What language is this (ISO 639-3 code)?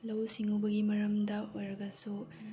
mni